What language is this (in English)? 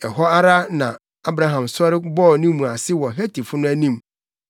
Akan